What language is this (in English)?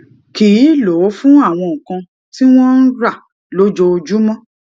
Yoruba